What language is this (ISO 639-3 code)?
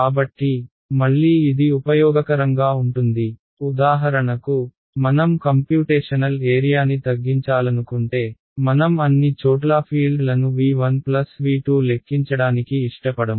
tel